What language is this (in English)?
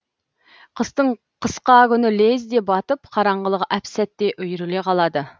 Kazakh